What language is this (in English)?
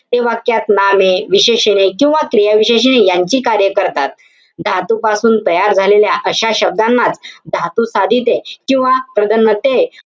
Marathi